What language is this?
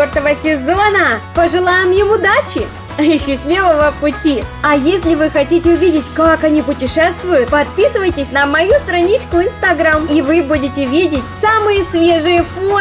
Russian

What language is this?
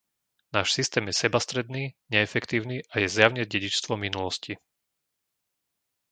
Slovak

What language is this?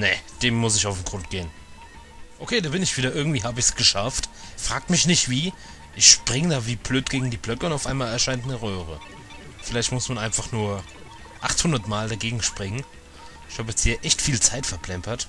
German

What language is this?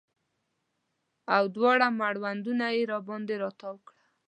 Pashto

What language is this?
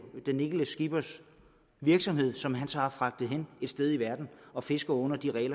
Danish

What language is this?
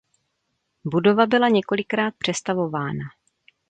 Czech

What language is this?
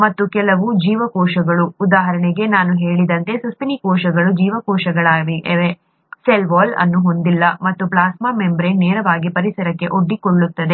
Kannada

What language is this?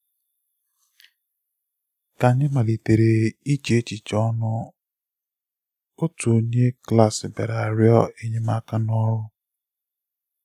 Igbo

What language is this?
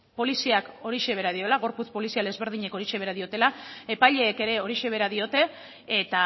Basque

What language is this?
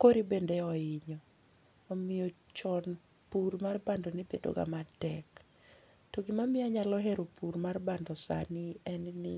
Luo (Kenya and Tanzania)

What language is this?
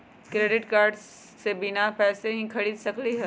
Magahi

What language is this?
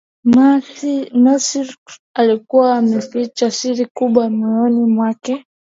Swahili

